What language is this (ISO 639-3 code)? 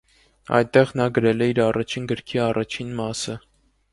hye